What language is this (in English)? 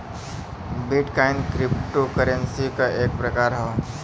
Bhojpuri